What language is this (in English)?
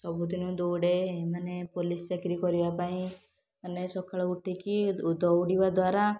Odia